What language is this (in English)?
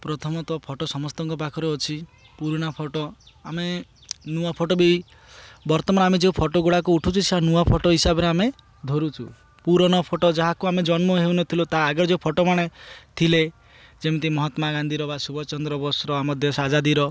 Odia